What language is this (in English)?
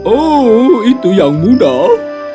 Indonesian